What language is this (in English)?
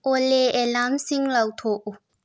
Manipuri